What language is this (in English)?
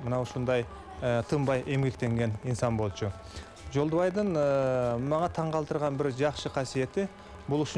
Turkish